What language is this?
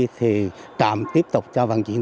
Vietnamese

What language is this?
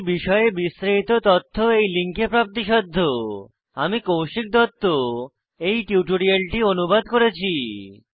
Bangla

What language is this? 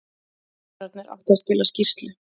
Icelandic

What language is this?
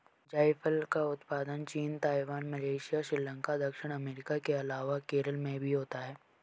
Hindi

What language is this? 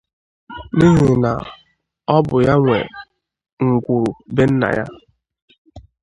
Igbo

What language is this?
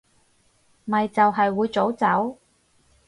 Cantonese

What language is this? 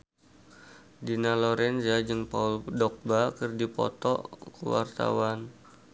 Sundanese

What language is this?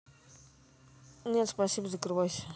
Russian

